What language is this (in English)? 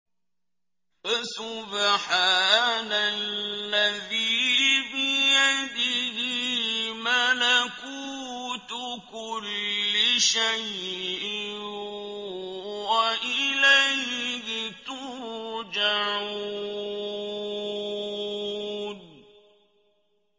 Arabic